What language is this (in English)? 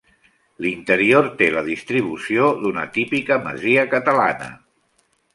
Catalan